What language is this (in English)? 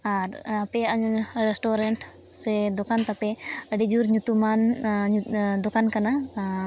Santali